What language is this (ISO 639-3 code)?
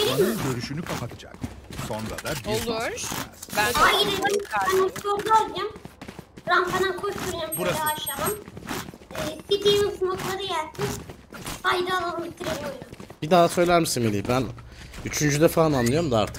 tur